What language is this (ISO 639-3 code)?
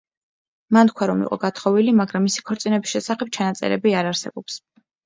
kat